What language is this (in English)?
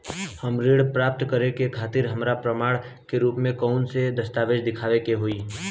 Bhojpuri